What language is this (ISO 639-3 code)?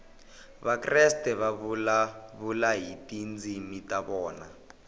tso